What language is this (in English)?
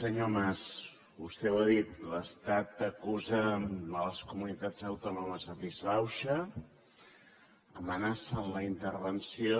Catalan